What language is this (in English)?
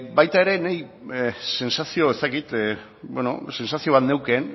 Basque